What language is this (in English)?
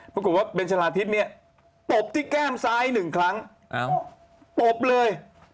Thai